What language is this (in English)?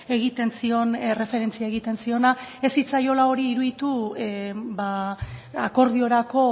Basque